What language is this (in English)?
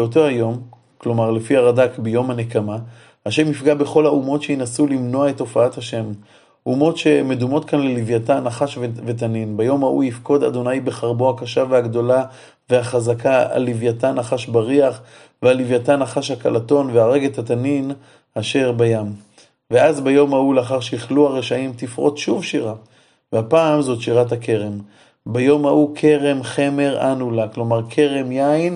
Hebrew